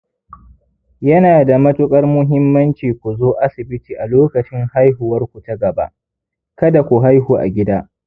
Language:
Hausa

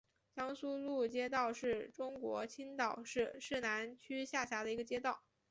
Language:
Chinese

